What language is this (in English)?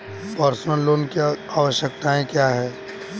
Hindi